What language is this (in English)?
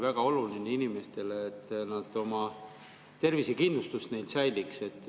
Estonian